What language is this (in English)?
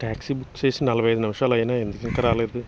Telugu